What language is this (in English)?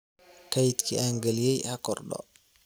Somali